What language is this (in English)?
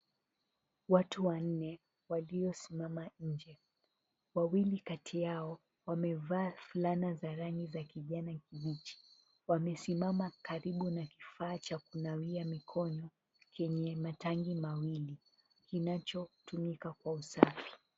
Swahili